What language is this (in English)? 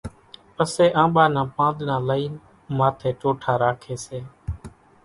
Kachi Koli